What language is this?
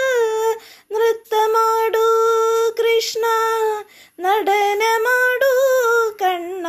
Malayalam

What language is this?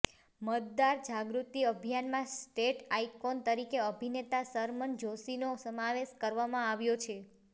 Gujarati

